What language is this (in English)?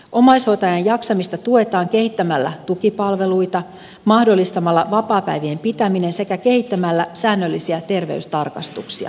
Finnish